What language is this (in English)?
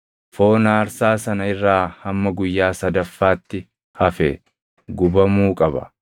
Oromo